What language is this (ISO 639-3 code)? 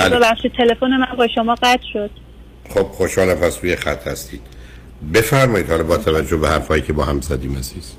fas